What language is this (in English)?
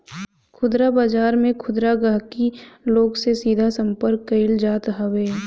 Bhojpuri